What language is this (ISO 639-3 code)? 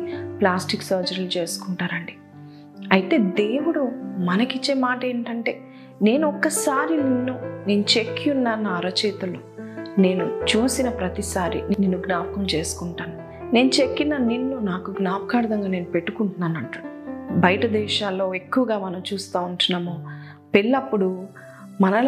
tel